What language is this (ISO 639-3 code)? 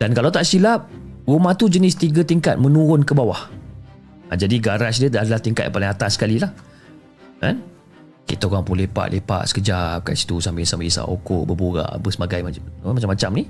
msa